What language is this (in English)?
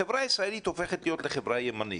Hebrew